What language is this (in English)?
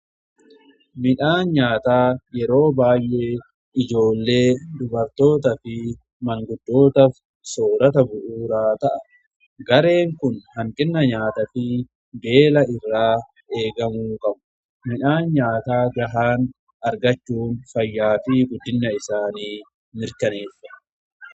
Oromo